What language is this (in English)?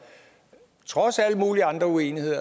Danish